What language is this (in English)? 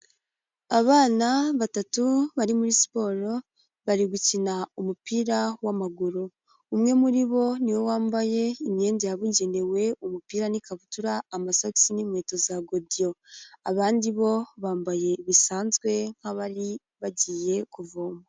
Kinyarwanda